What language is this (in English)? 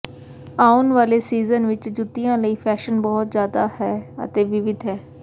Punjabi